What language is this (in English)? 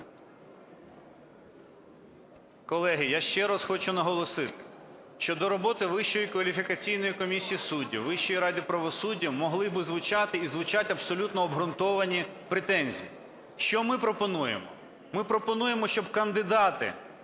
Ukrainian